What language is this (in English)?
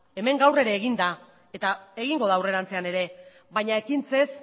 Basque